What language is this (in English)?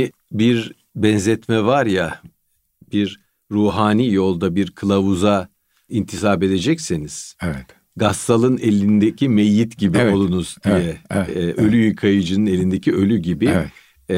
Turkish